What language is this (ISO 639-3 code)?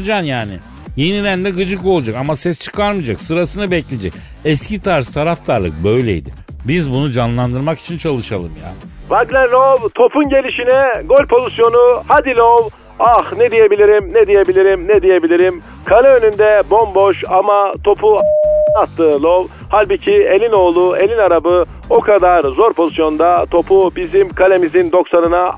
tur